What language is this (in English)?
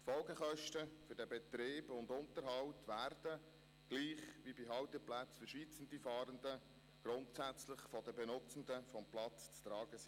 Swiss German